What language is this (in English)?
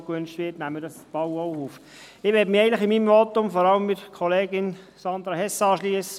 Swiss German